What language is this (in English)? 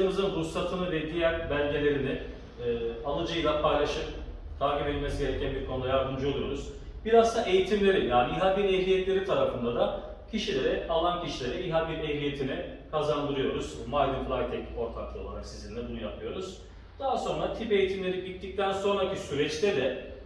Turkish